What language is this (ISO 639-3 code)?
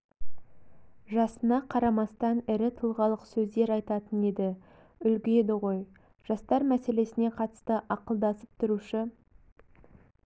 kaz